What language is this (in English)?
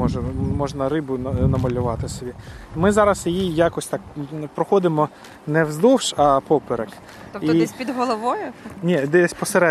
Ukrainian